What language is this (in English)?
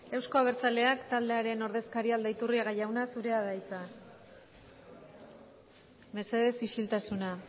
Basque